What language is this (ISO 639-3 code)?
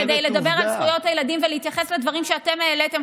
heb